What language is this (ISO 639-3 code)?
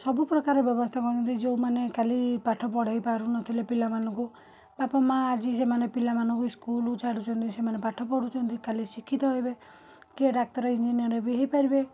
ori